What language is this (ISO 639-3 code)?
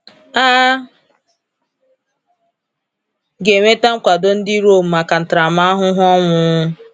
ibo